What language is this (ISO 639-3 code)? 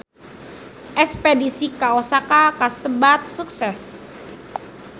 sun